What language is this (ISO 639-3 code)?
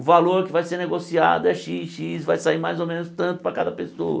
por